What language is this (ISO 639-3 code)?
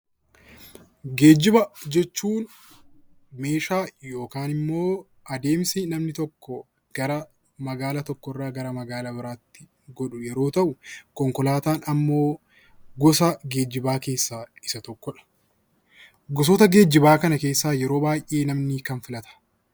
orm